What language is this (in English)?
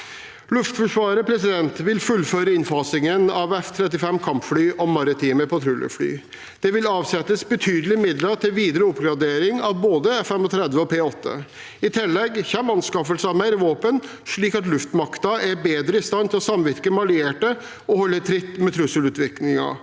Norwegian